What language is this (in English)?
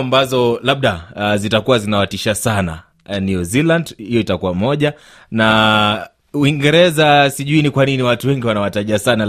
Swahili